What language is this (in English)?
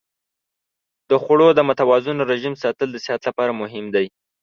Pashto